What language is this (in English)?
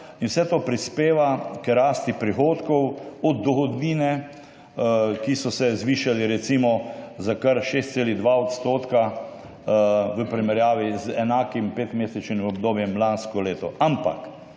Slovenian